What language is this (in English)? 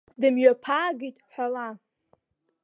Abkhazian